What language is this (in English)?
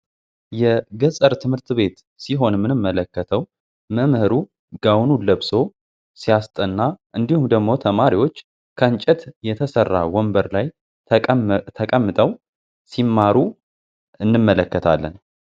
Amharic